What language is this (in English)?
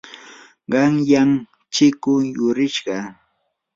Yanahuanca Pasco Quechua